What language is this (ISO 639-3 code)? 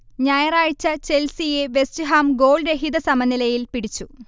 mal